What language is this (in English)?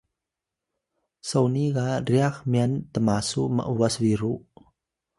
Atayal